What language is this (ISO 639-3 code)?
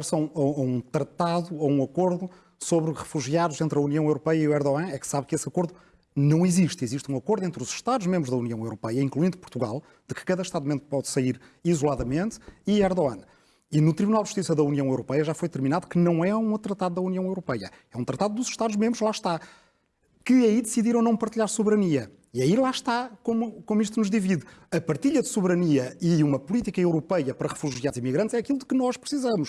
por